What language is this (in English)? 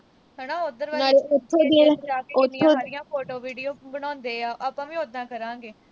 Punjabi